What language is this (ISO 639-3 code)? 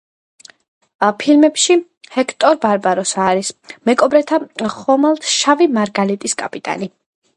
kat